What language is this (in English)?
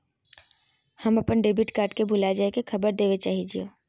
Magahi